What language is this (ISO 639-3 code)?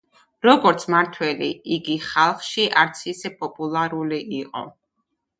kat